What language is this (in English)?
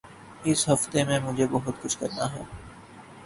Urdu